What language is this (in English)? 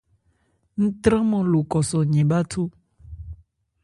Ebrié